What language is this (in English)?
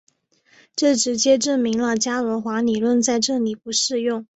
Chinese